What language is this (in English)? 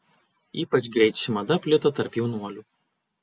Lithuanian